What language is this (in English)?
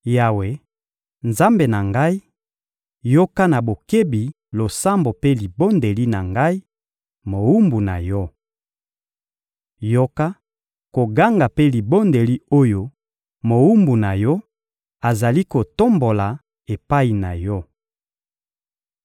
Lingala